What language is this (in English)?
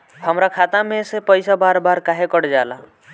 Bhojpuri